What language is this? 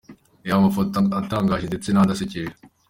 Kinyarwanda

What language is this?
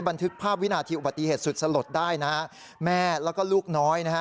Thai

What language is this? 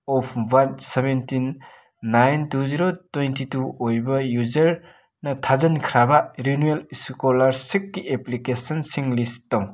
Manipuri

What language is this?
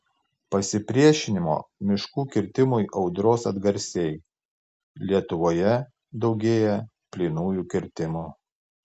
Lithuanian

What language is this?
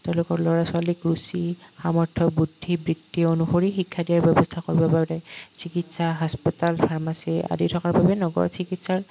Assamese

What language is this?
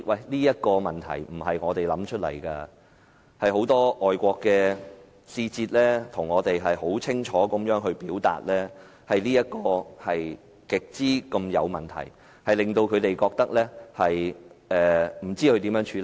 Cantonese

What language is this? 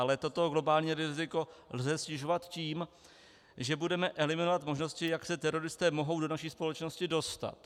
Czech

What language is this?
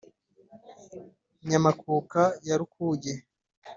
Kinyarwanda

